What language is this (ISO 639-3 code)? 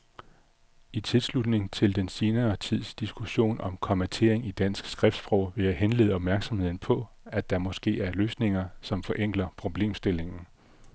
dan